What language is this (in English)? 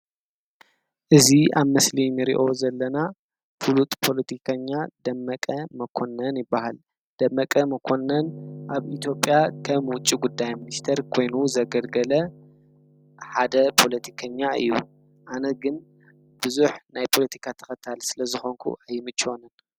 Tigrinya